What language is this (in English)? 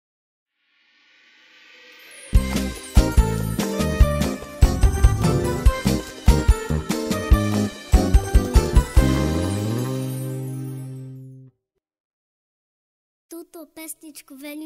Slovak